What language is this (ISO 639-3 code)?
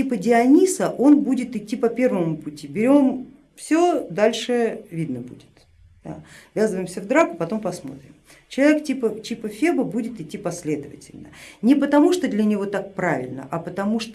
rus